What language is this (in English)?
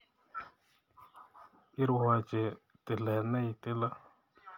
Kalenjin